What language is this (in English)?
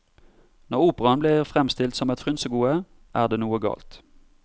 Norwegian